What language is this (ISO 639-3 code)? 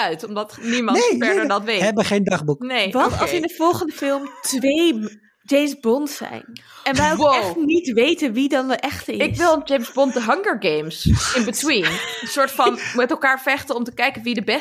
nld